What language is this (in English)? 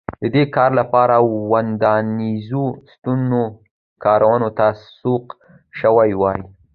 Pashto